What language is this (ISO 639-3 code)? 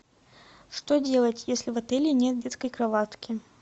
rus